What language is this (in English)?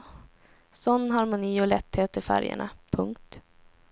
Swedish